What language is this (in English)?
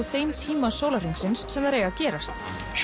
Icelandic